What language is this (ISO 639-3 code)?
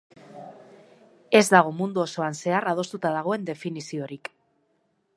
eus